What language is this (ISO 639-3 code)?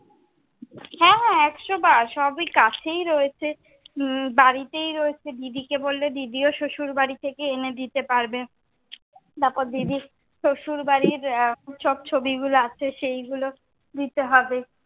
ben